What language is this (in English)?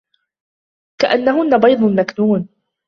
Arabic